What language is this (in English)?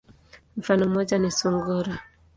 Swahili